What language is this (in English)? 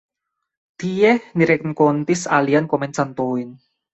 Esperanto